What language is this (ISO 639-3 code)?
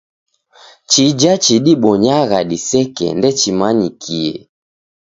dav